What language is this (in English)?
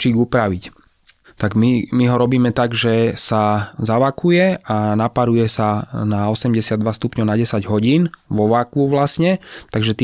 Slovak